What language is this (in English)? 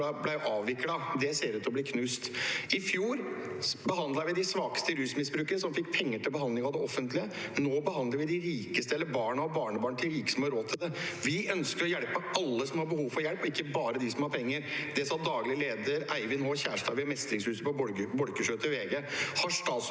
Norwegian